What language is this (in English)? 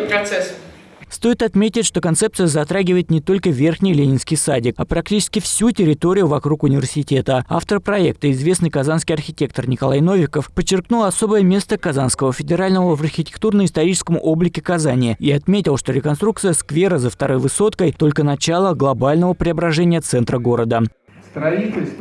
Russian